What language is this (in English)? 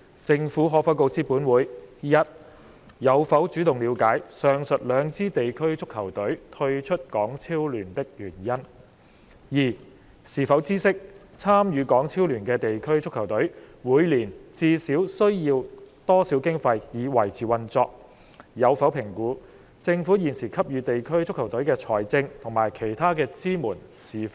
Cantonese